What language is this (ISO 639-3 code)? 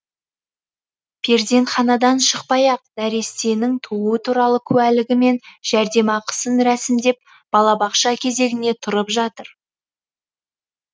kaz